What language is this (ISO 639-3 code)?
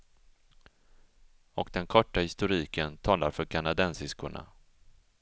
swe